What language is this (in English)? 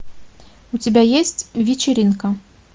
Russian